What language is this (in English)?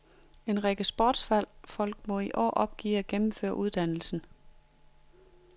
Danish